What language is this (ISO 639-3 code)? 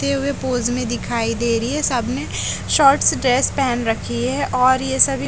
hin